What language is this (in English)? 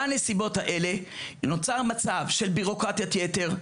Hebrew